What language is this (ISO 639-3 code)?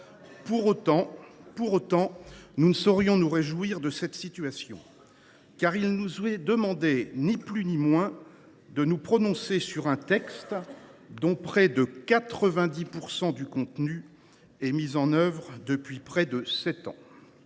fra